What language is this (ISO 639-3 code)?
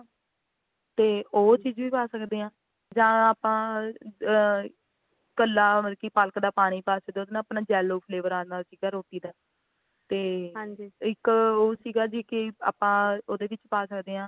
pan